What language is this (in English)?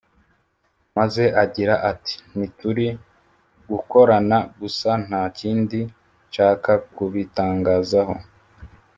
Kinyarwanda